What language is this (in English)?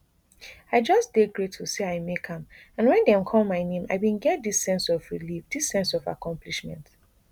Nigerian Pidgin